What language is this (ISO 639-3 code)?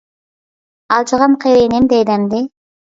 uig